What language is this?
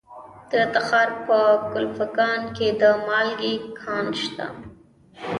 Pashto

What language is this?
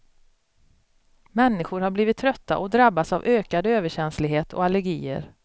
Swedish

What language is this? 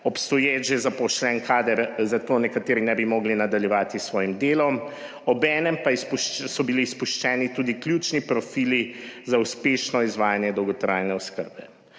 Slovenian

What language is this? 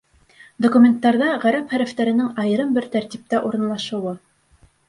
Bashkir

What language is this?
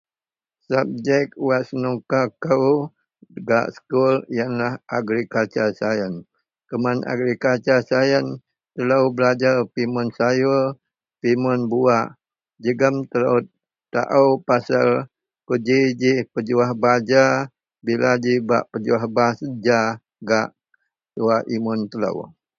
Central Melanau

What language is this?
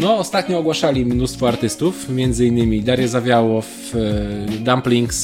Polish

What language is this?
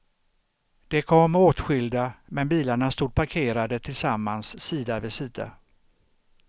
Swedish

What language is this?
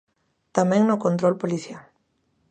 Galician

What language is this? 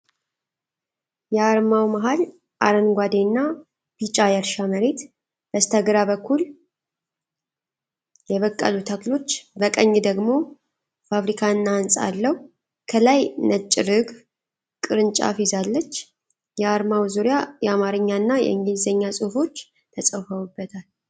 Amharic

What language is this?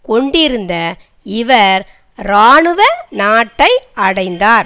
Tamil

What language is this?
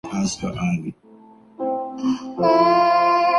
Urdu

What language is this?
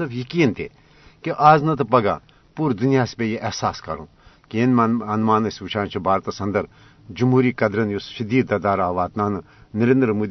Urdu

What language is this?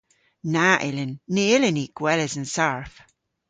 Cornish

